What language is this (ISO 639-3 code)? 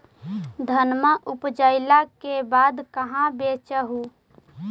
mag